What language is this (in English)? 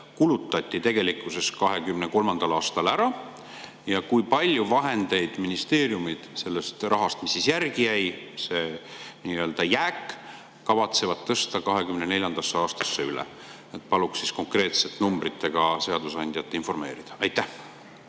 Estonian